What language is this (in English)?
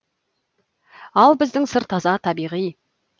Kazakh